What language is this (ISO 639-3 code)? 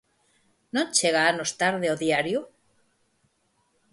glg